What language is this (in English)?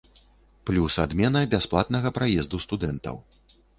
Belarusian